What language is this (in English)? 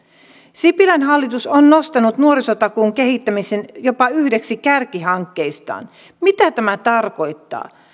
Finnish